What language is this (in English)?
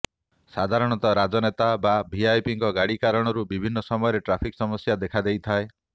Odia